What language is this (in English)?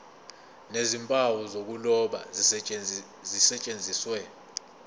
Zulu